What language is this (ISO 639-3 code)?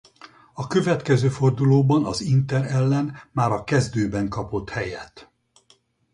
hun